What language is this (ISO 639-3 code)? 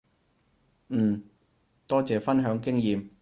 yue